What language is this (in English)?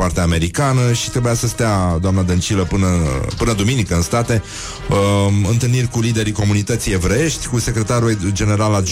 Romanian